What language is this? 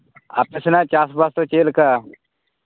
Santali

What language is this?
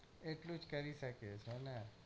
Gujarati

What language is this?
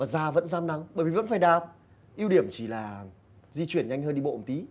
Vietnamese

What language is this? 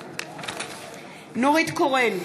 Hebrew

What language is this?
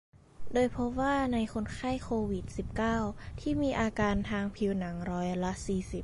Thai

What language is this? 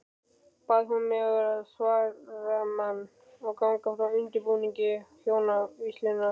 Icelandic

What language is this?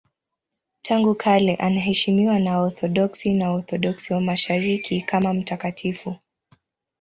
Swahili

